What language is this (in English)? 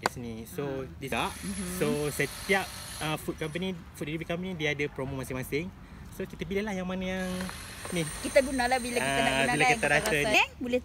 Malay